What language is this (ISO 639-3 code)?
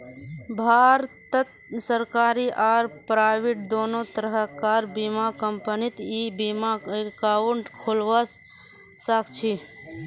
mag